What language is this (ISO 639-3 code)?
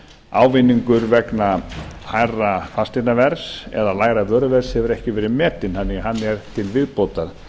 isl